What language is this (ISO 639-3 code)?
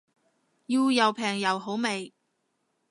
yue